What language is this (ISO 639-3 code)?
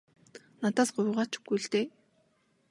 mon